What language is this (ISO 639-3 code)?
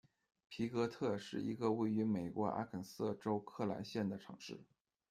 zho